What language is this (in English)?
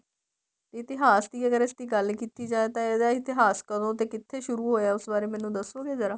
Punjabi